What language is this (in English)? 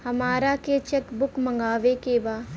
Bhojpuri